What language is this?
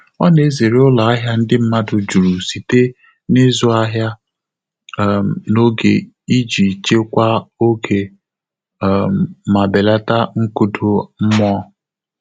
Igbo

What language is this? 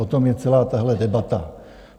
Czech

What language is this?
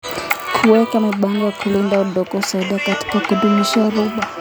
Kalenjin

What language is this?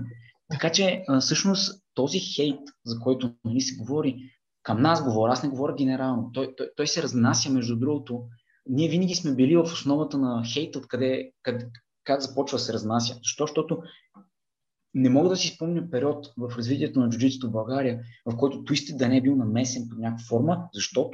Bulgarian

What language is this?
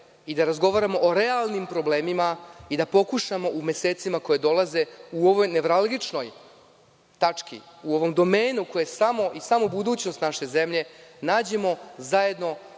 Serbian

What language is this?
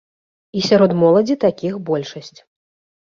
Belarusian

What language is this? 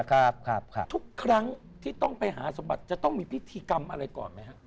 Thai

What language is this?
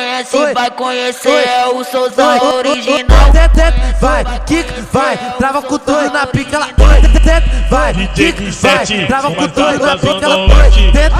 Romanian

